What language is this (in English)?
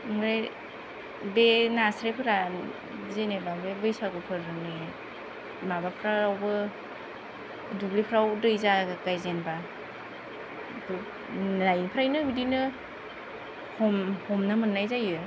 Bodo